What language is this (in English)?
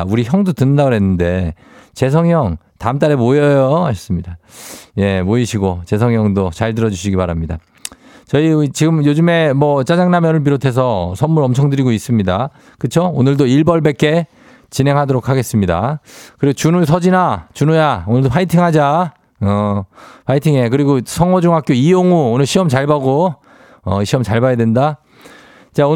Korean